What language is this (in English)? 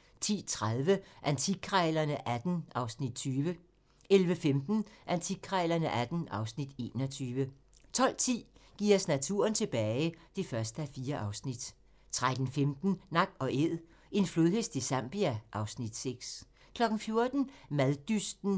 Danish